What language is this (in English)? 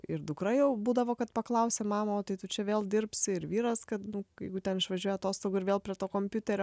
Lithuanian